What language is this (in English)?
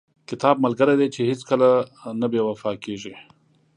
Pashto